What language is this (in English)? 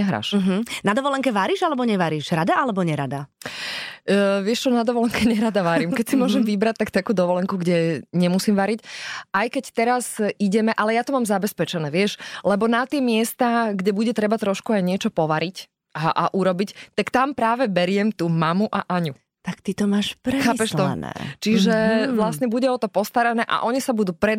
Slovak